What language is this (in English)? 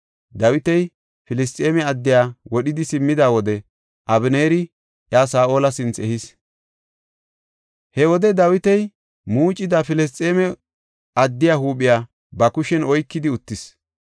Gofa